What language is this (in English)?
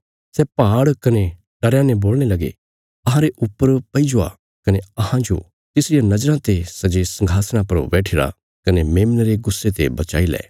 Bilaspuri